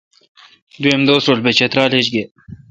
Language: Kalkoti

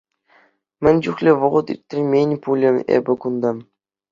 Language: Chuvash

